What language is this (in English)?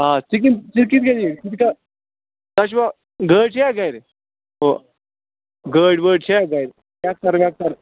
Kashmiri